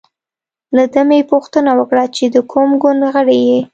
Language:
Pashto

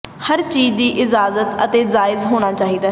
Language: Punjabi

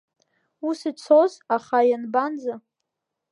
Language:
Abkhazian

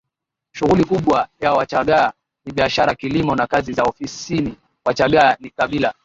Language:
Swahili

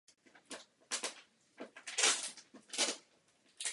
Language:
Czech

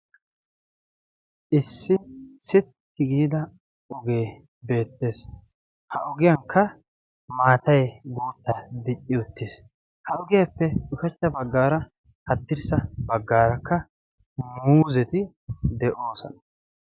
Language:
Wolaytta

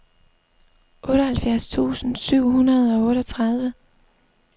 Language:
Danish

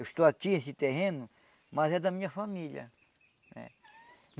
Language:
Portuguese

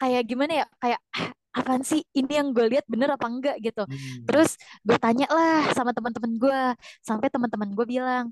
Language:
Indonesian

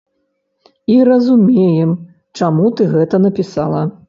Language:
Belarusian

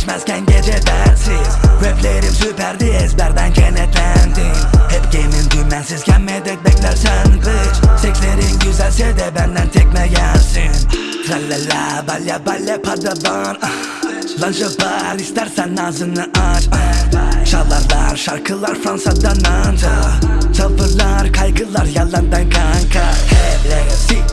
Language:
Turkish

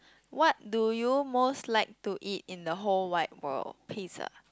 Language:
English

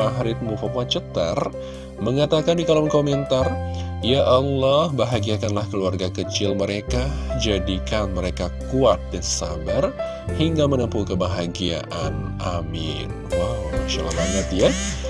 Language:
Indonesian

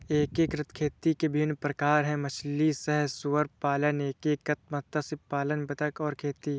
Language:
Hindi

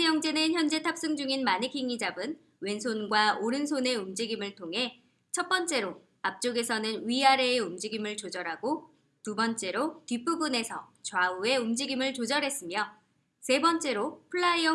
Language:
Korean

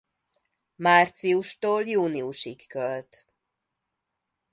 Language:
Hungarian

